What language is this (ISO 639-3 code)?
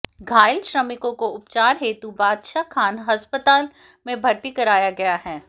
hin